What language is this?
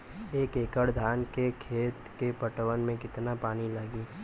Bhojpuri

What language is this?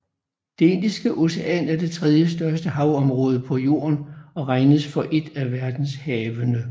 Danish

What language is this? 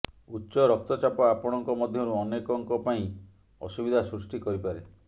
Odia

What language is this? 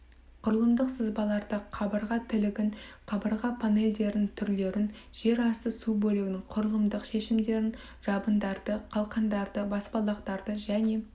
Kazakh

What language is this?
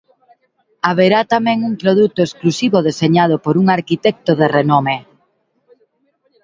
Galician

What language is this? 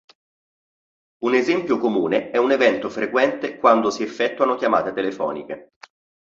Italian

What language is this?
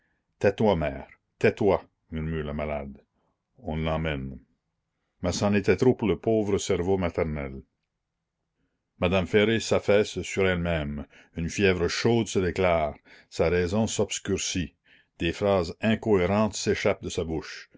French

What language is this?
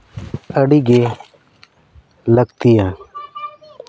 Santali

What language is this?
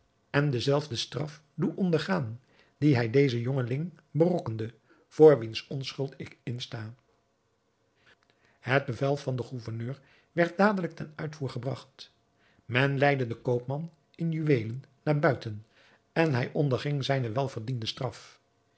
Dutch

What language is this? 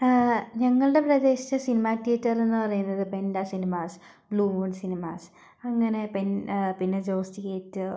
Malayalam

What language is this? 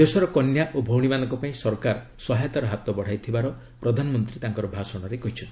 Odia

